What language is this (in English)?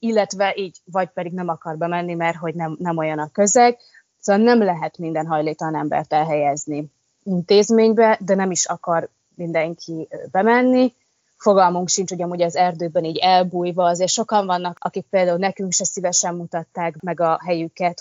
Hungarian